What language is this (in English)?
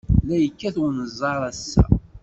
Kabyle